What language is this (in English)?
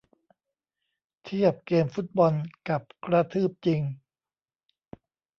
Thai